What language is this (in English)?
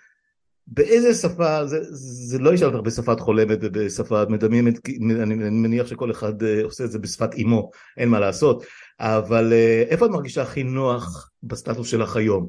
Hebrew